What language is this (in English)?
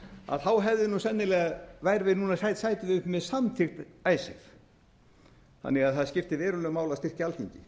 Icelandic